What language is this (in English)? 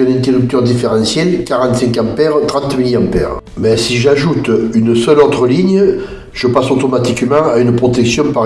French